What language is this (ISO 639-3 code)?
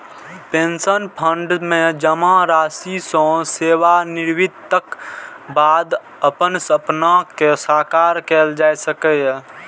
mai